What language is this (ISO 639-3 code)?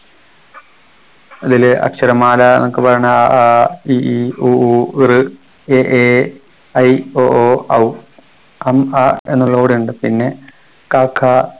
mal